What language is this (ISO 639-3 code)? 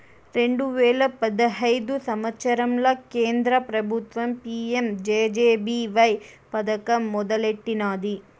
tel